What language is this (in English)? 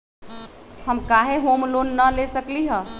Magahi